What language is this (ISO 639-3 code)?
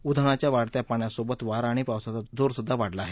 mar